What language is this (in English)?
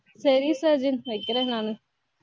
Tamil